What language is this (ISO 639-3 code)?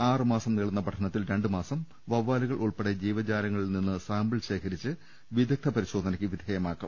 mal